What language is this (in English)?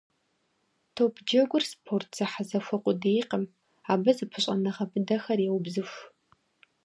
Kabardian